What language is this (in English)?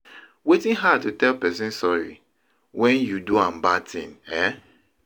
Nigerian Pidgin